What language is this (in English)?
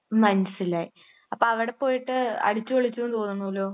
Malayalam